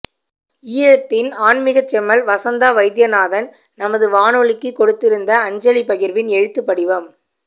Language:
Tamil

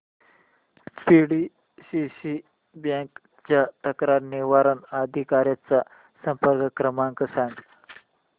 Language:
Marathi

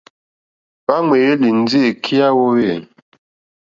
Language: Mokpwe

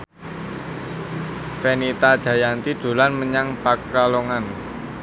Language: Javanese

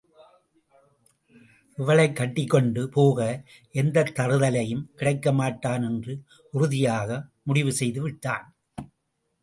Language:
Tamil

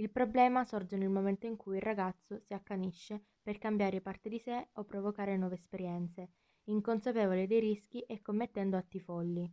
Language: Italian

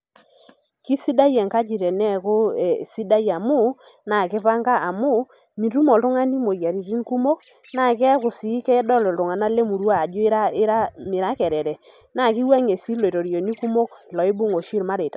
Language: Masai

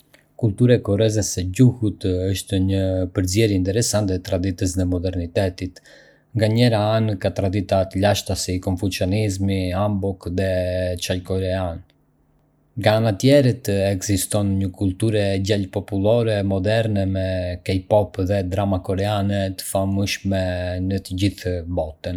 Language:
Arbëreshë Albanian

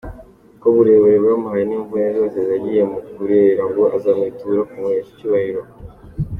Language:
Kinyarwanda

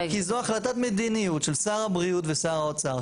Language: Hebrew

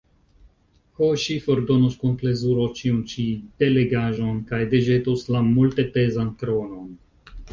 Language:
Esperanto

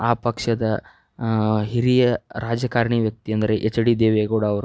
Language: Kannada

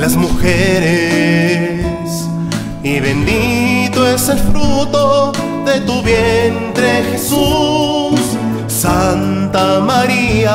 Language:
Spanish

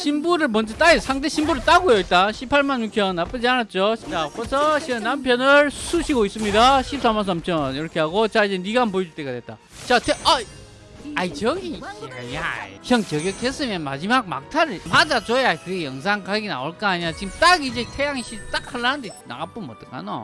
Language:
Korean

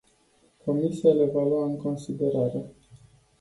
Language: Romanian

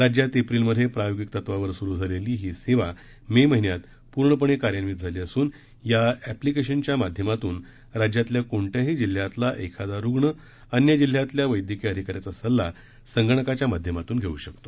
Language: Marathi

